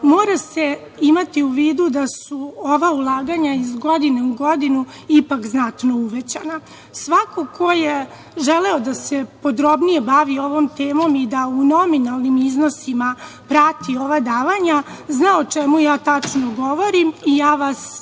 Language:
Serbian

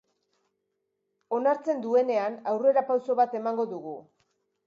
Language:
Basque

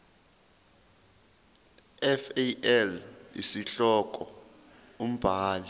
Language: Zulu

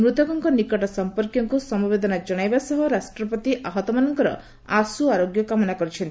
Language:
Odia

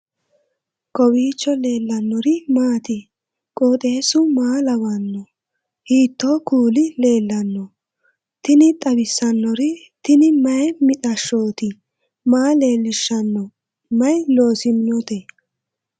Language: Sidamo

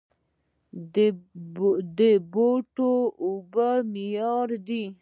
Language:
Pashto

